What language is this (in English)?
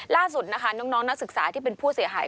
Thai